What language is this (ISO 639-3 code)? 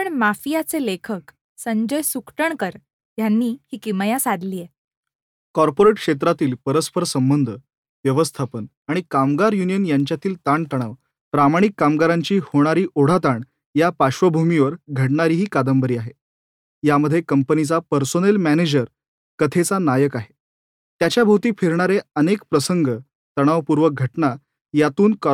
mar